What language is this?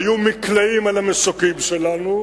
Hebrew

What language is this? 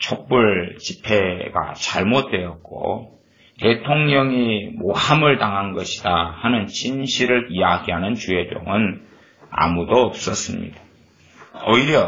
Korean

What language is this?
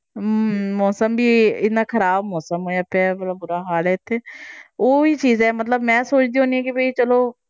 Punjabi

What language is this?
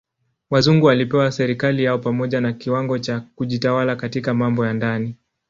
Swahili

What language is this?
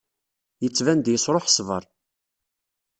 Kabyle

